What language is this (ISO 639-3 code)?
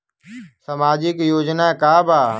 bho